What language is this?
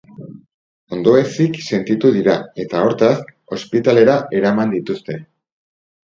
Basque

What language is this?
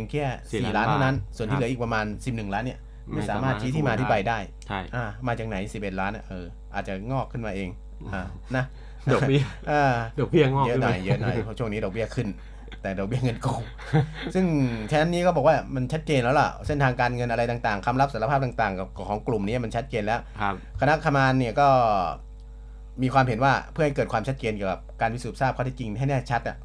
Thai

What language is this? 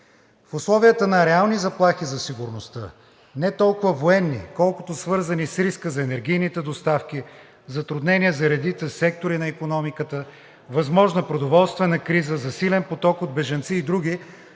Bulgarian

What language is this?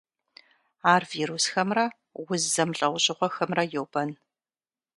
Kabardian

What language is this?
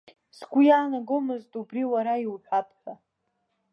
Abkhazian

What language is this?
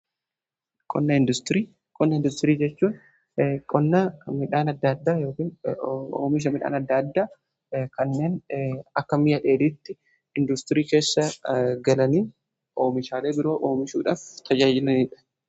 Oromo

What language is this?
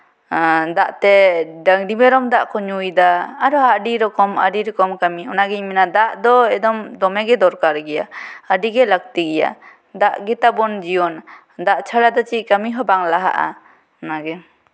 Santali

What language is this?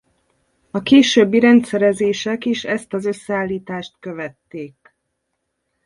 Hungarian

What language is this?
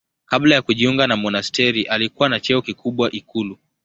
Swahili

